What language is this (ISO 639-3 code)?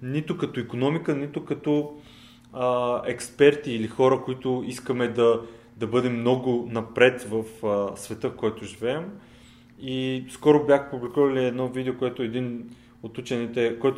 bul